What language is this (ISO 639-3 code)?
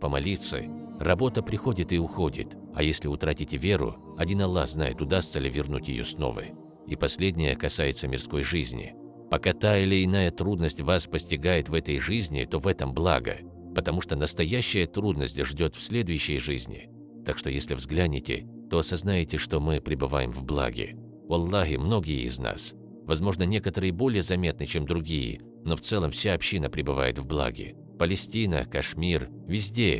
rus